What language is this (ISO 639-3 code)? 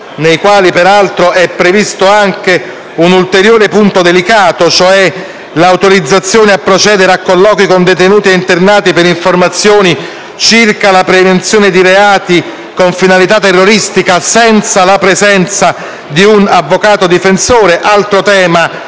ita